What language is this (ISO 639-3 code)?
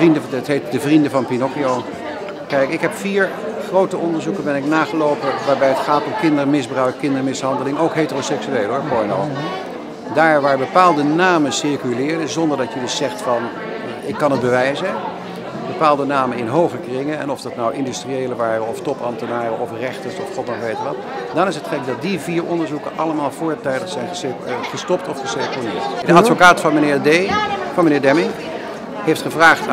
nld